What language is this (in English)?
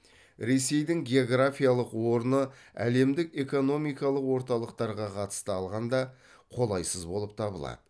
Kazakh